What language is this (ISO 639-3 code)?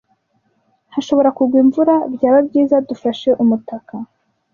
kin